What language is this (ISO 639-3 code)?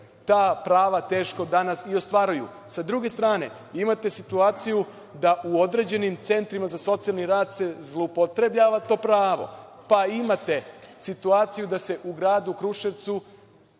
srp